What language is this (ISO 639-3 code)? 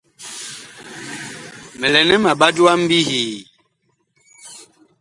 bkh